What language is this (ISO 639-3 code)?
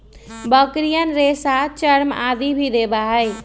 mag